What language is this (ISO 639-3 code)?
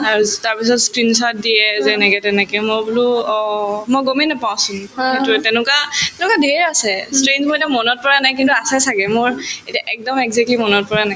asm